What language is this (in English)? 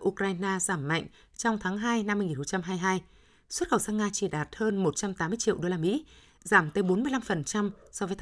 Vietnamese